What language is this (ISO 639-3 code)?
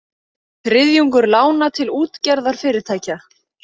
isl